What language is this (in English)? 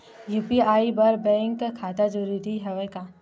Chhattisgarhi